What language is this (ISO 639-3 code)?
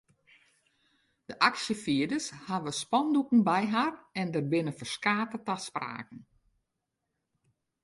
fry